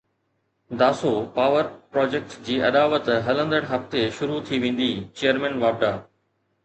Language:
Sindhi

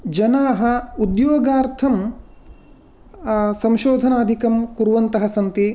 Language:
Sanskrit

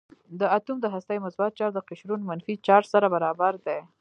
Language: Pashto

